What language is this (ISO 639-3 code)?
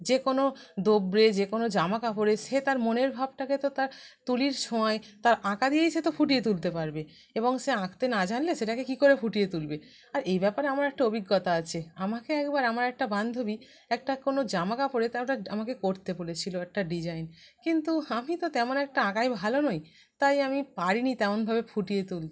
ben